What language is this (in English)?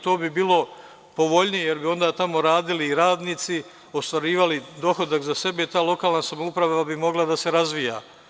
Serbian